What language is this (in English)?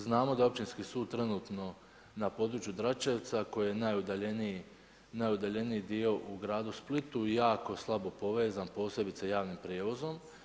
Croatian